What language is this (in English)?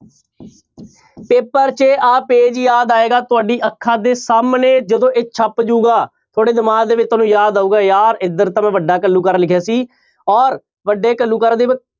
Punjabi